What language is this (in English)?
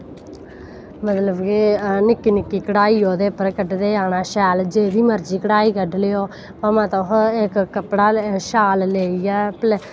Dogri